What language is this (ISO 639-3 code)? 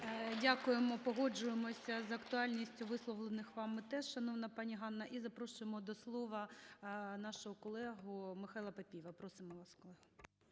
ukr